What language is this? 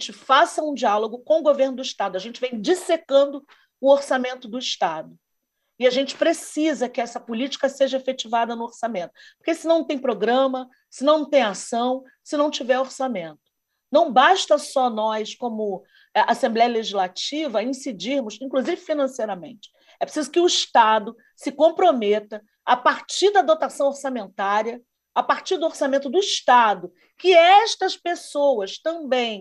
Portuguese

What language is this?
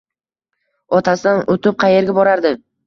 Uzbek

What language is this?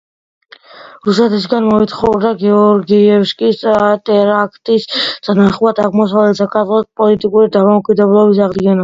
Georgian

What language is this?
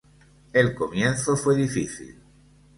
Spanish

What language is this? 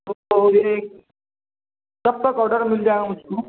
Urdu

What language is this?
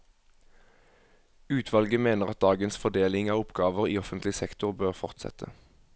Norwegian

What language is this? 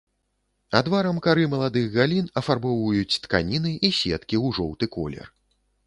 Belarusian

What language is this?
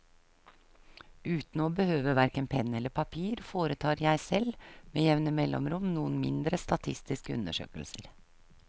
Norwegian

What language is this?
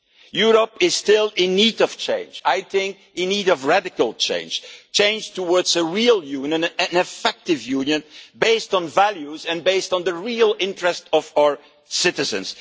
English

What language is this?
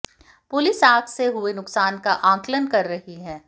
Hindi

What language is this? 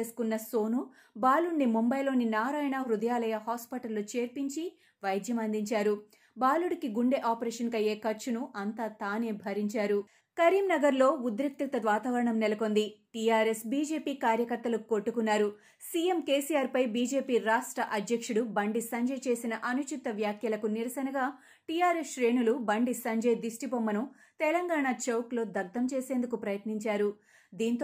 Telugu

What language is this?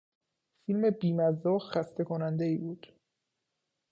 Persian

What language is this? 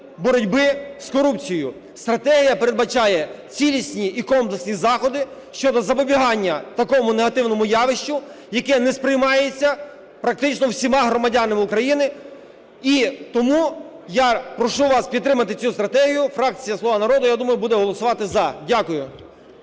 Ukrainian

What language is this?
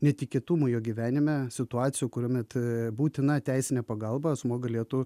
Lithuanian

